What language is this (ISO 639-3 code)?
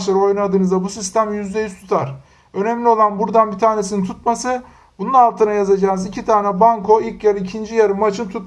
tur